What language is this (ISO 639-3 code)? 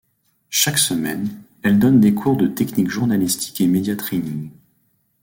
fra